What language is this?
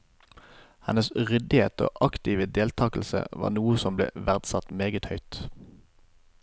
Norwegian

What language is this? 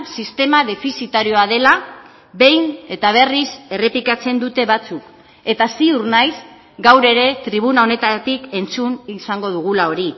Basque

